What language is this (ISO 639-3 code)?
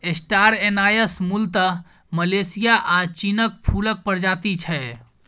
mai